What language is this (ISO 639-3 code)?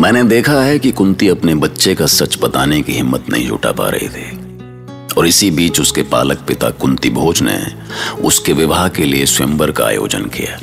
hin